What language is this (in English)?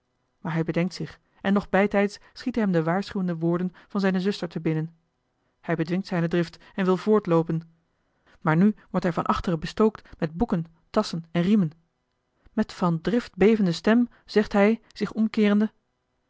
Dutch